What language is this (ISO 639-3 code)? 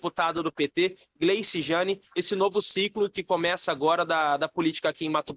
por